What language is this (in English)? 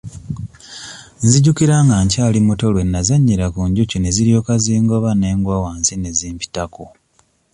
Ganda